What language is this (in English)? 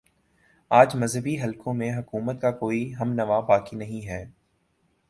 Urdu